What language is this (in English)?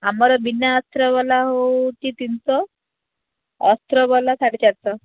Odia